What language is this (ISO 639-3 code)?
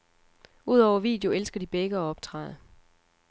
dan